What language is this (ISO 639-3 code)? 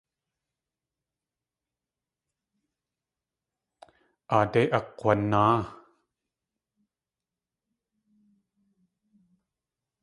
tli